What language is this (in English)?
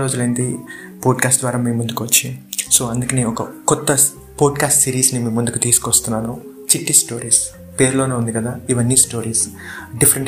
Telugu